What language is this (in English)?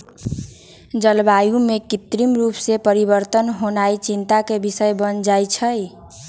Magahi